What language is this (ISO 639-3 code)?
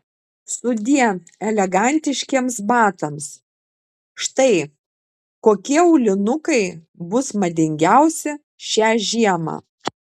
lit